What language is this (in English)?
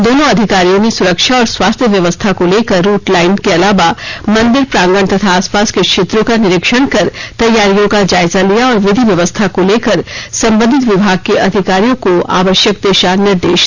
Hindi